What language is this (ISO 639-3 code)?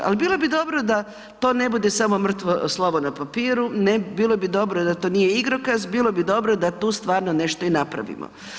hrv